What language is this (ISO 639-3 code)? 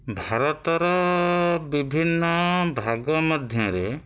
ori